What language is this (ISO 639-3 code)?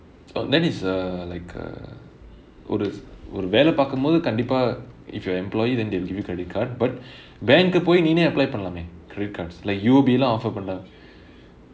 eng